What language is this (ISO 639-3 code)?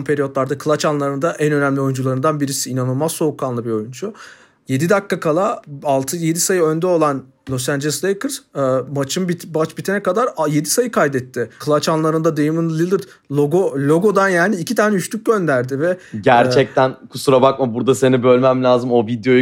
tur